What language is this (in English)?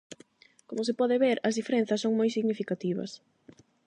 Galician